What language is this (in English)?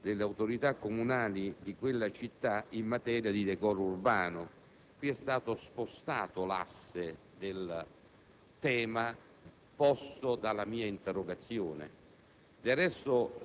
Italian